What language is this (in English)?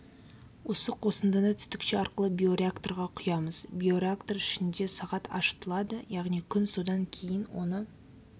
Kazakh